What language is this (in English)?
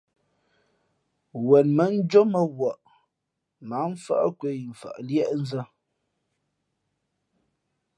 Fe'fe'